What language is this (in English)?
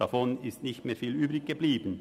Swiss German